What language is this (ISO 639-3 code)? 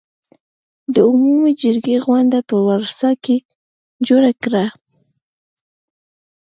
pus